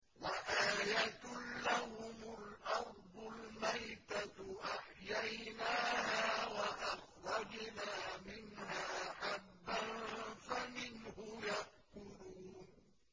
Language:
Arabic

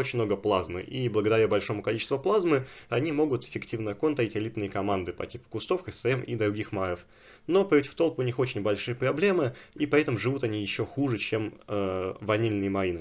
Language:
Russian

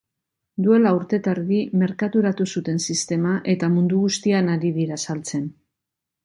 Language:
Basque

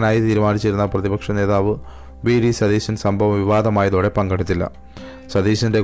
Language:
Malayalam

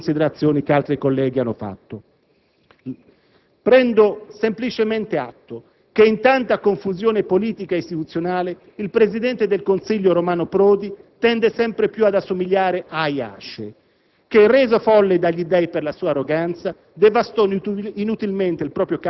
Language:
Italian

